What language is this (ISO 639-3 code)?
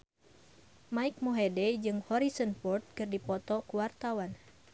sun